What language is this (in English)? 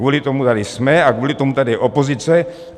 Czech